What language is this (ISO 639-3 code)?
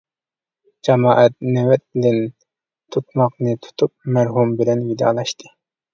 uig